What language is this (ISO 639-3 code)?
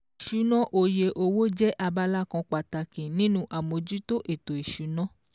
yor